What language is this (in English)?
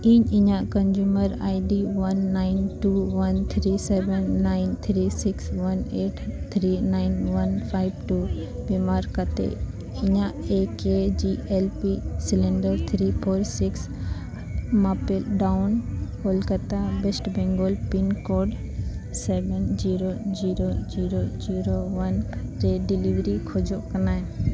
Santali